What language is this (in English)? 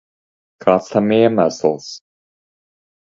Latvian